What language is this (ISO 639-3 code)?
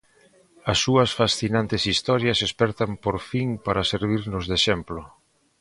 glg